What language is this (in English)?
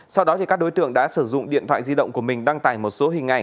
Vietnamese